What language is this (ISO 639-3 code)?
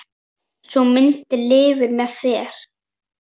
isl